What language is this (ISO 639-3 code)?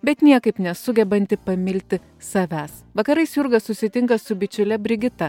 lit